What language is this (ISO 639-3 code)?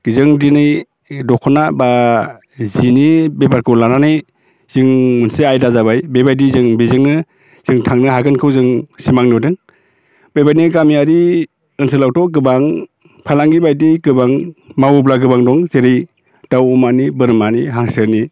brx